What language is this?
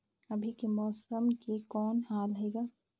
Chhattisgarhi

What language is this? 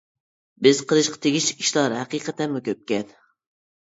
Uyghur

